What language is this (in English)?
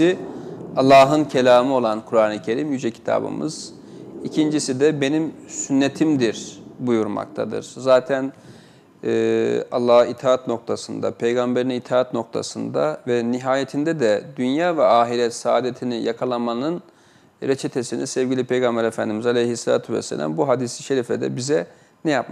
Turkish